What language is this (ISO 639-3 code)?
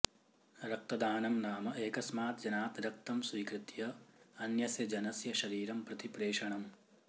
san